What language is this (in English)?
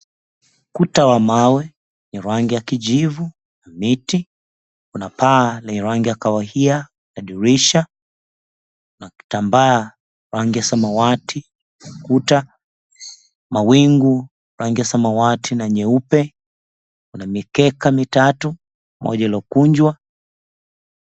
Swahili